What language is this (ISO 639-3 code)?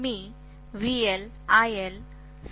mar